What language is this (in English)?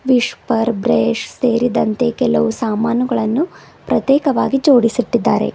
Kannada